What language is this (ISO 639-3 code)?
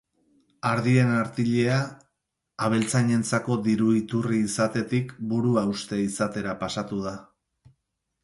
eus